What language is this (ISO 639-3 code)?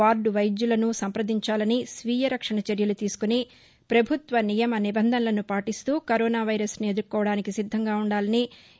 tel